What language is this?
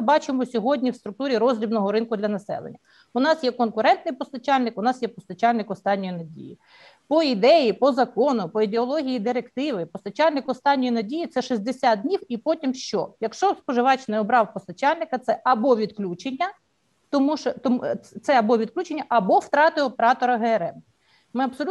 Ukrainian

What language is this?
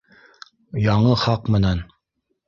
Bashkir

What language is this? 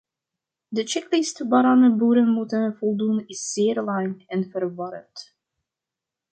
Dutch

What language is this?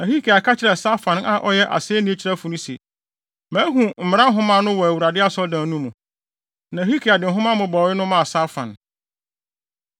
Akan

